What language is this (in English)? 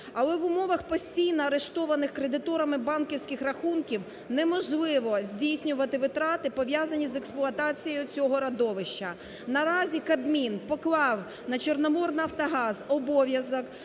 Ukrainian